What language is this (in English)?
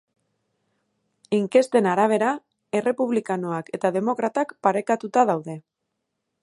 Basque